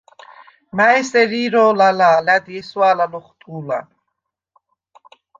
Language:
Svan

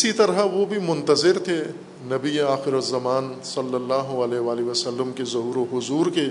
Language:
Urdu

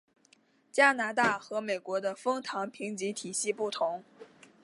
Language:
Chinese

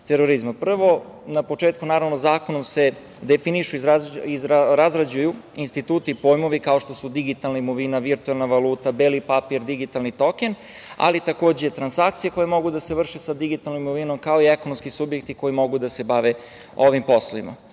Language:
Serbian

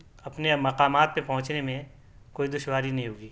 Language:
Urdu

